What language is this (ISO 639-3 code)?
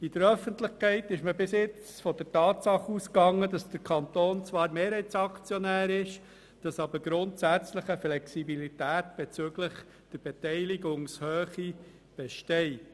gsw